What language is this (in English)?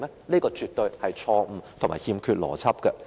Cantonese